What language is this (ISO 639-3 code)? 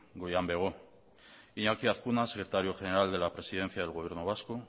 spa